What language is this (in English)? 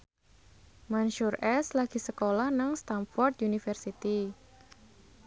Javanese